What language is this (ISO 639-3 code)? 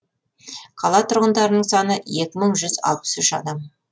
kaz